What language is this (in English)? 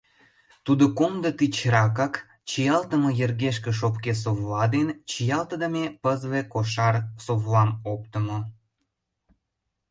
Mari